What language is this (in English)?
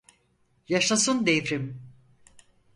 Turkish